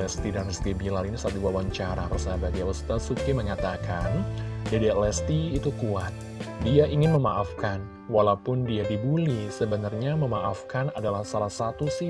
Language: Indonesian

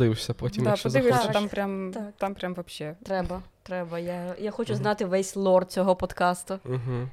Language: Ukrainian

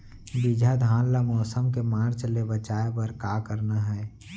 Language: Chhattisgarhi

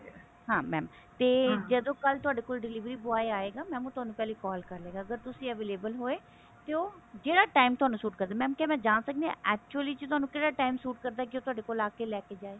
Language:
Punjabi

